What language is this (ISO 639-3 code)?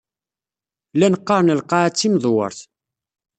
kab